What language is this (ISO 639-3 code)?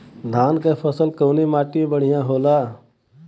bho